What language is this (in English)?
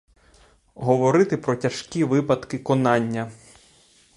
Ukrainian